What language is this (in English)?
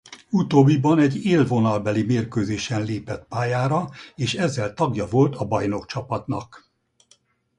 Hungarian